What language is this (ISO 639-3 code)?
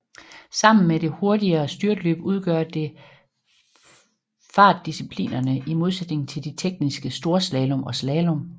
dan